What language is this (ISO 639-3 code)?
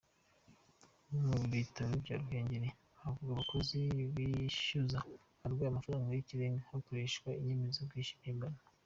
kin